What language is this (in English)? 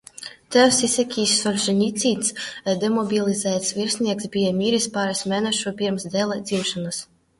Latvian